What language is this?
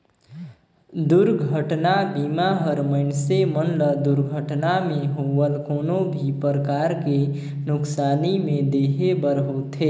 Chhattisgarhi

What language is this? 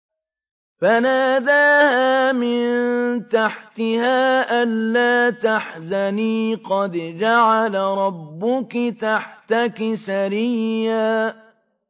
Arabic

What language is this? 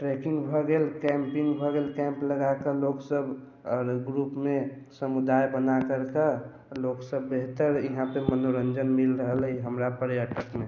Maithili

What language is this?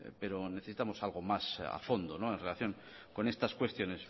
Spanish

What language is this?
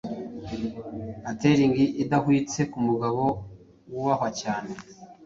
Kinyarwanda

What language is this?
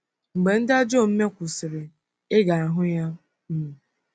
Igbo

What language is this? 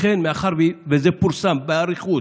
Hebrew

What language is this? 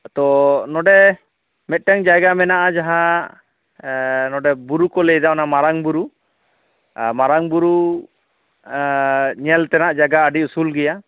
Santali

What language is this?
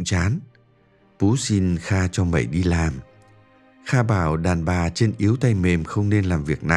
Vietnamese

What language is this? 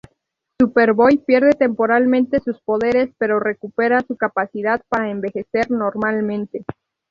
Spanish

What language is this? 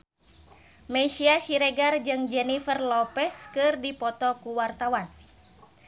Sundanese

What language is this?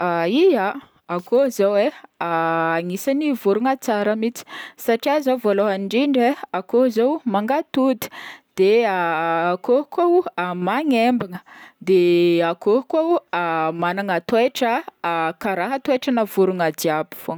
Northern Betsimisaraka Malagasy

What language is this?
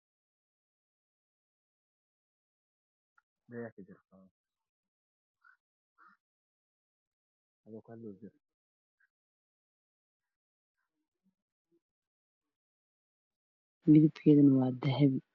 Somali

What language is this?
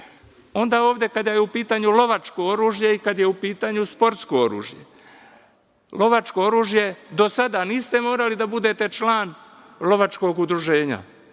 Serbian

